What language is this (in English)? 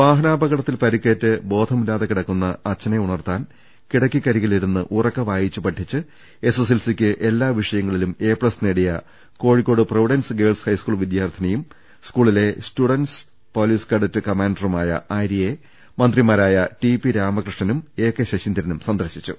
Malayalam